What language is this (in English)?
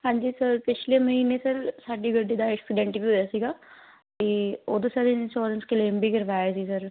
Punjabi